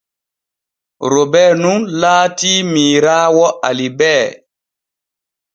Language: Borgu Fulfulde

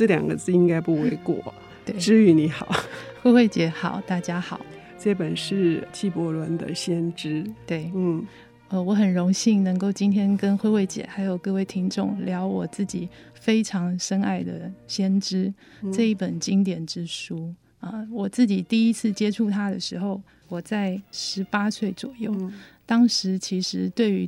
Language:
Chinese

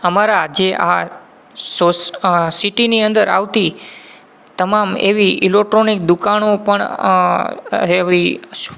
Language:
Gujarati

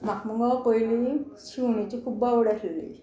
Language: Konkani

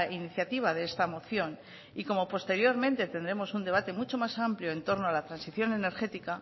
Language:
Spanish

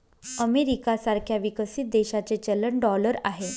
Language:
Marathi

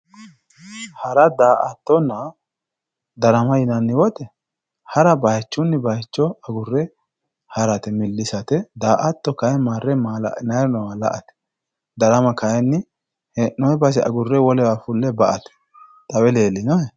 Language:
Sidamo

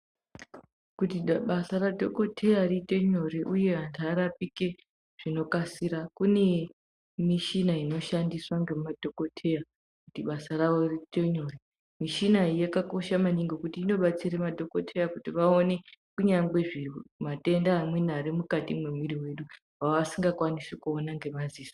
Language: Ndau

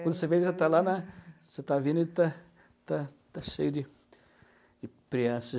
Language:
Portuguese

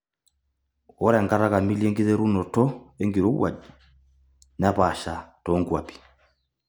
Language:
Masai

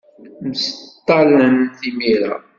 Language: Kabyle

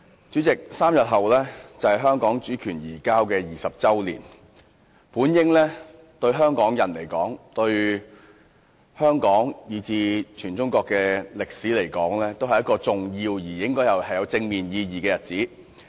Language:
Cantonese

